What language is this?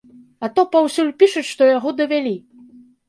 Belarusian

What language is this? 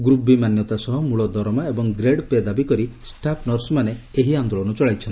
Odia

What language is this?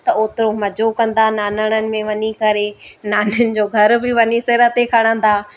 Sindhi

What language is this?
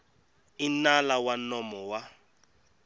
Tsonga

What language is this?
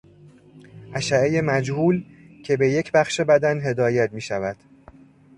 Persian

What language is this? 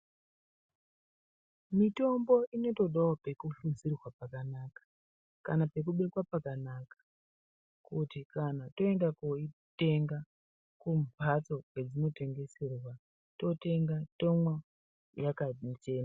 Ndau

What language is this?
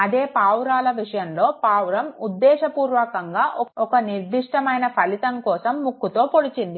Telugu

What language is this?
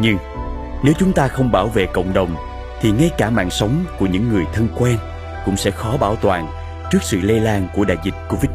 Vietnamese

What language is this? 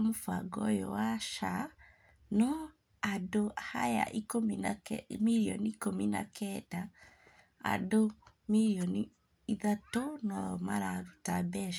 Kikuyu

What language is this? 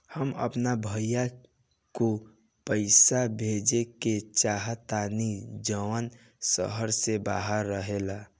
Bhojpuri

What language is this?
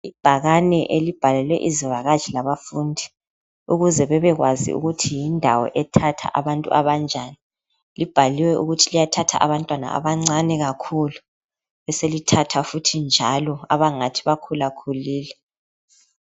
North Ndebele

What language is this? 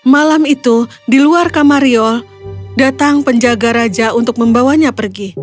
Indonesian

